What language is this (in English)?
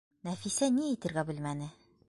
Bashkir